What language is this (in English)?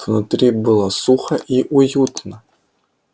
Russian